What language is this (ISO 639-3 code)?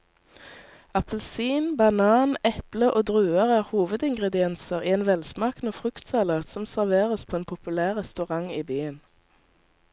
nor